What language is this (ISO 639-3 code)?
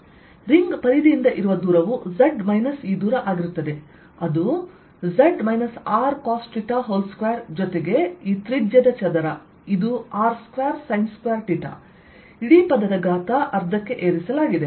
kan